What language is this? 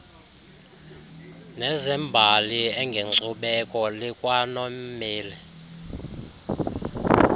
Xhosa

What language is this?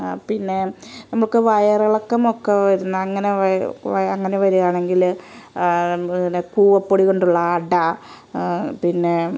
Malayalam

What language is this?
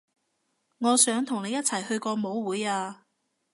Cantonese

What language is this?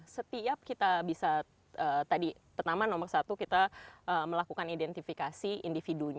Indonesian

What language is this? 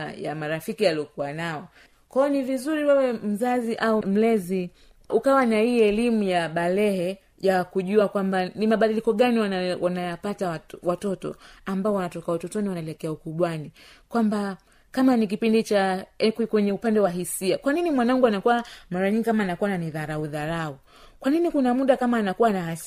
Swahili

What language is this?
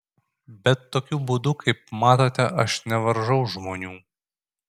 Lithuanian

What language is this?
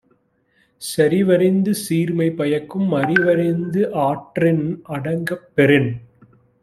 Tamil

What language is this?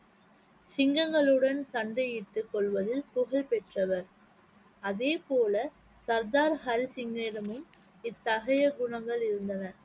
Tamil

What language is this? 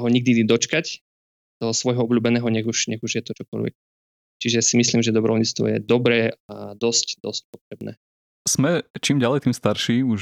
Slovak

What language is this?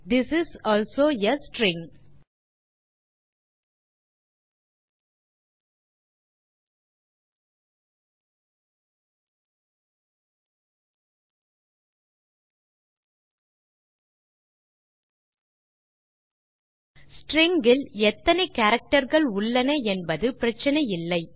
Tamil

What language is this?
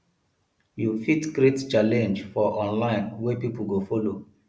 Nigerian Pidgin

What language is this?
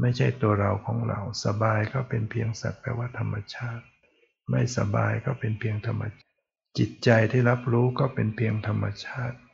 Thai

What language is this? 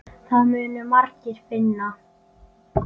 Icelandic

